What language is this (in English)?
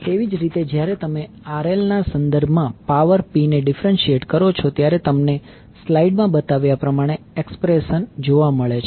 Gujarati